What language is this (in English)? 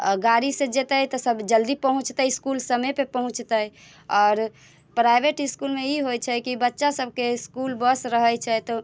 Maithili